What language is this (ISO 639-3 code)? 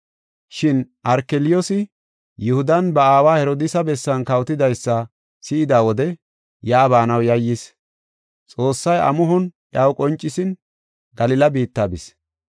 gof